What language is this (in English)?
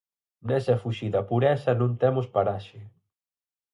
Galician